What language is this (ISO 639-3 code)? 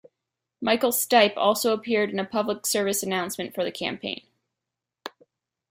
eng